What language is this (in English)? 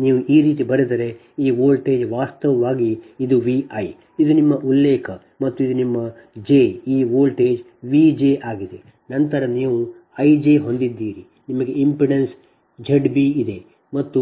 Kannada